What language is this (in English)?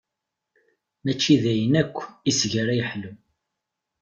Kabyle